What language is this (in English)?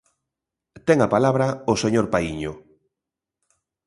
Galician